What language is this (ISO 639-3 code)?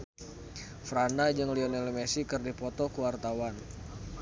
sun